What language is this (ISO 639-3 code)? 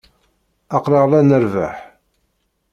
kab